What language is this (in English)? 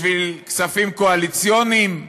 Hebrew